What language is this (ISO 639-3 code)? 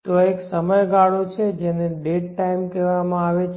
guj